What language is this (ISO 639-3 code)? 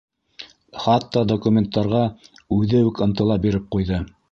bak